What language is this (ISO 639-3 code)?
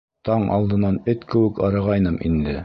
bak